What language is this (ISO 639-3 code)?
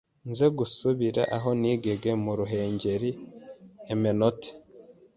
kin